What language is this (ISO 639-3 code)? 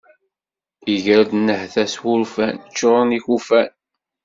kab